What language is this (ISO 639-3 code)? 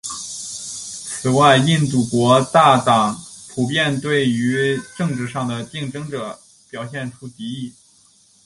zho